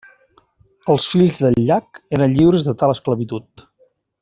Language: Catalan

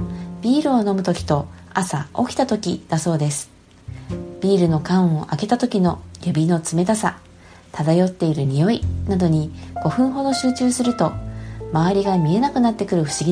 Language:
Japanese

